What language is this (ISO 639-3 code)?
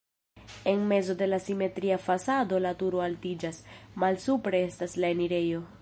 epo